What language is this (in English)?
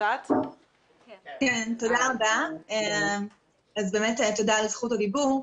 Hebrew